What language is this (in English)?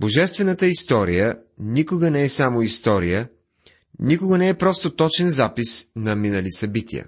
Bulgarian